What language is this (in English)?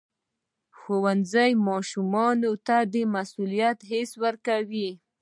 Pashto